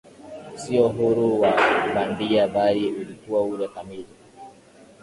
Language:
Swahili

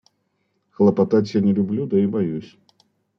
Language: Russian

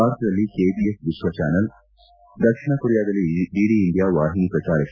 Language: Kannada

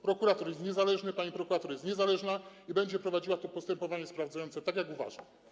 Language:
Polish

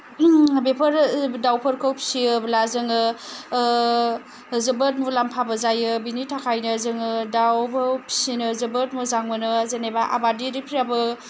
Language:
Bodo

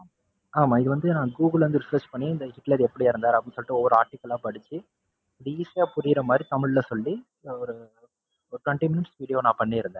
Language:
Tamil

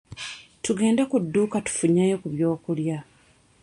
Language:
Ganda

